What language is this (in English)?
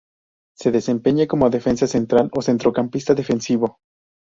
Spanish